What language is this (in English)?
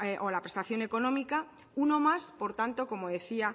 Spanish